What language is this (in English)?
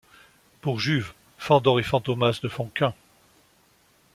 French